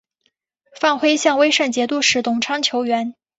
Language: Chinese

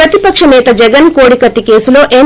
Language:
Telugu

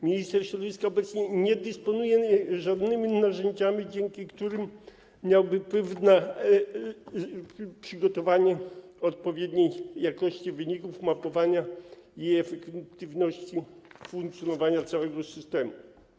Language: Polish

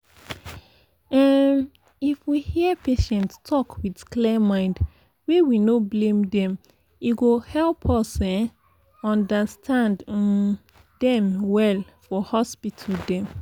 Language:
Nigerian Pidgin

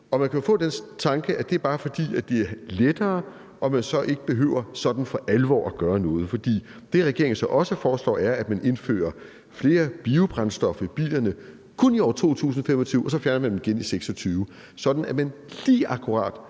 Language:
Danish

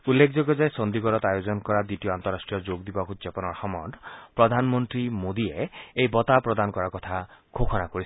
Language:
Assamese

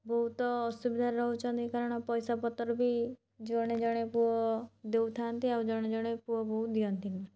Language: Odia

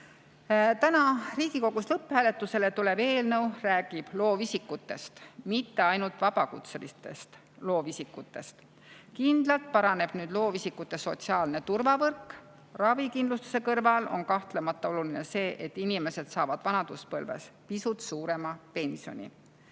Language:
Estonian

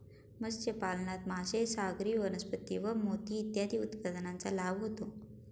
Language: Marathi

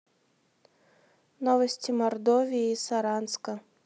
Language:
Russian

